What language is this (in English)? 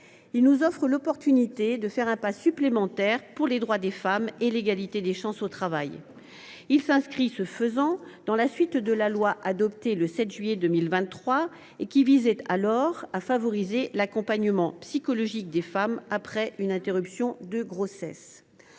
French